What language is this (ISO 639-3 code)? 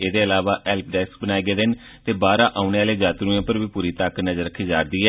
doi